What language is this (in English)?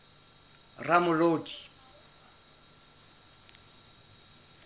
Southern Sotho